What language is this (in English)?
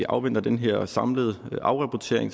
Danish